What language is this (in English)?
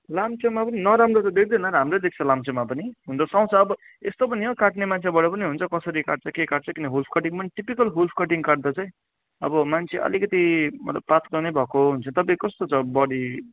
Nepali